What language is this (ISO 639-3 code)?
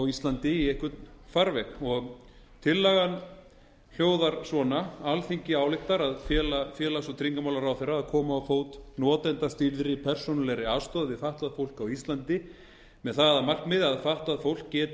isl